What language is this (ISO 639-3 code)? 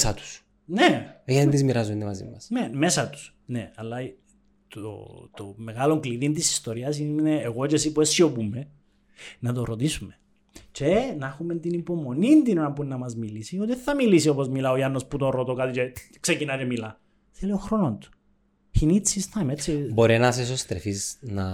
ell